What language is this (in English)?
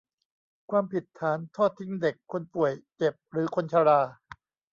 Thai